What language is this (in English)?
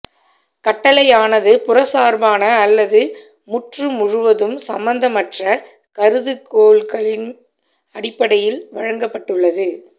Tamil